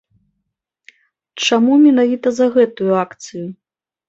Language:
Belarusian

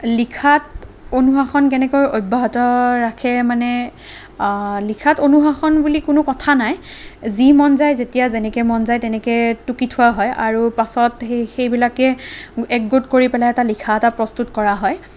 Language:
Assamese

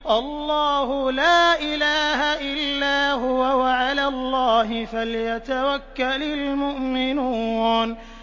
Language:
Arabic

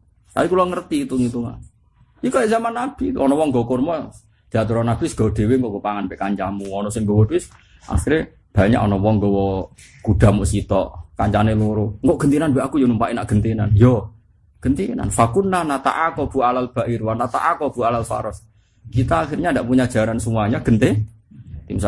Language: Indonesian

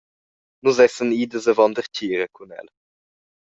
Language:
Romansh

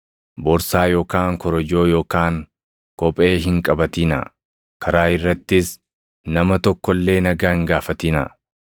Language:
Oromo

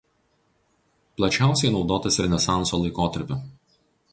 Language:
Lithuanian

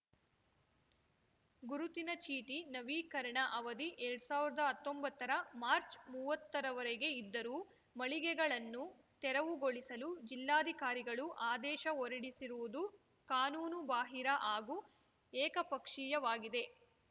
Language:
Kannada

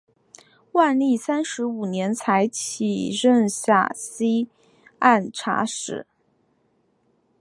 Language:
Chinese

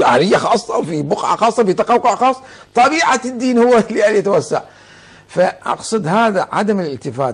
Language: Arabic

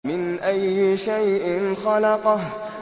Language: Arabic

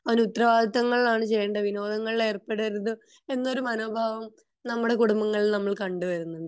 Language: Malayalam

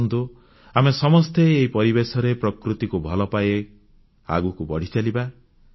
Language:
Odia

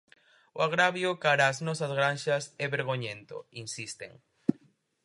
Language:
Galician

